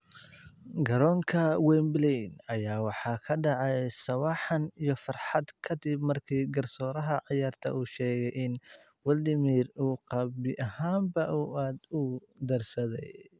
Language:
Somali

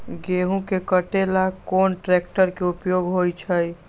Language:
Magahi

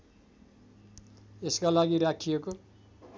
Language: Nepali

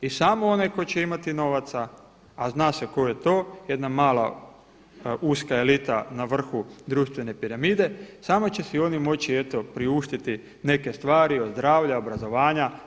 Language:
Croatian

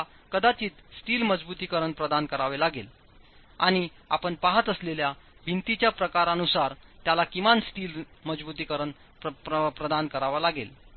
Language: Marathi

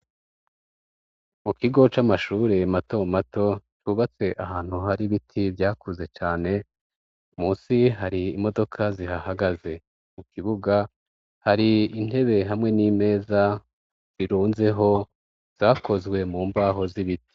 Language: Rundi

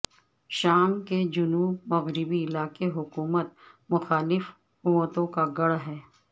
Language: Urdu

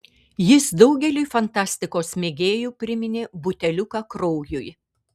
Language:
Lithuanian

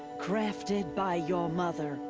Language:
English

